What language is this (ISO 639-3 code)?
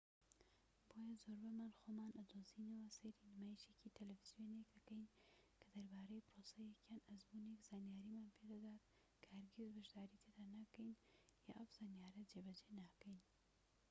ckb